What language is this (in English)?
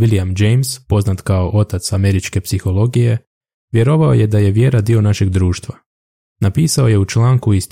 Croatian